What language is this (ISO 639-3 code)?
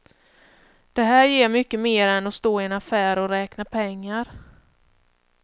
swe